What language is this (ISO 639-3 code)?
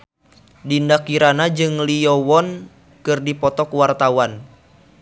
sun